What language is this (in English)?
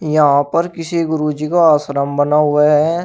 Hindi